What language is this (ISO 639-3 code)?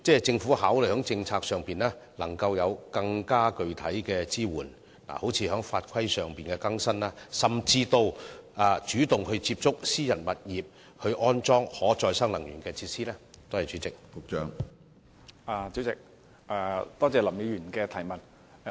yue